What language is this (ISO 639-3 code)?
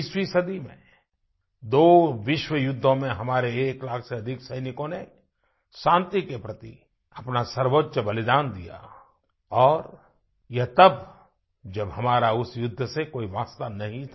hin